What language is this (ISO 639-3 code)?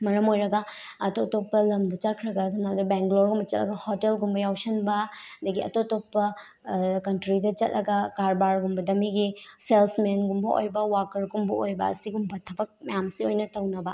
mni